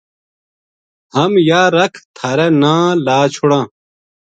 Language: Gujari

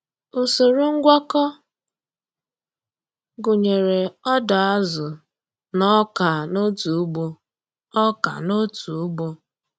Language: Igbo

